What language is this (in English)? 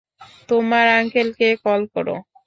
Bangla